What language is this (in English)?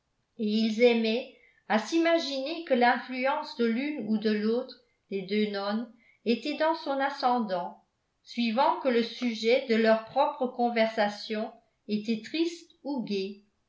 French